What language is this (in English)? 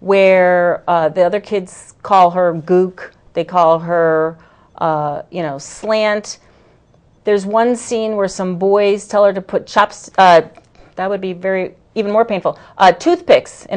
English